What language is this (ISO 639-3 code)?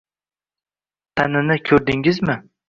uzb